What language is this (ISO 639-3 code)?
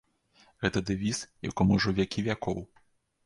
bel